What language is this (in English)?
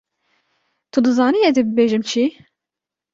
Kurdish